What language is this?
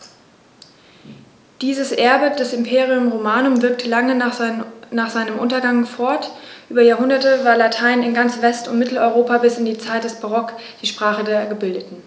German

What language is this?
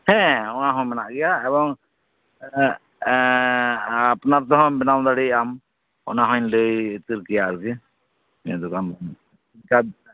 Santali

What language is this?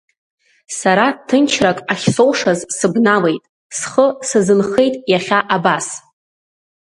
Abkhazian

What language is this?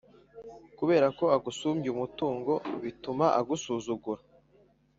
Kinyarwanda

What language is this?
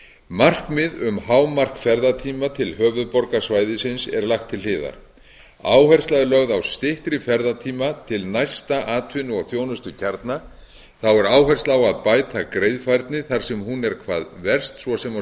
Icelandic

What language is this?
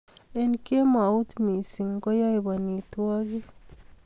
Kalenjin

